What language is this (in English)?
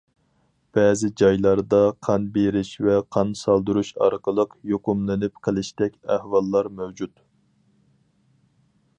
Uyghur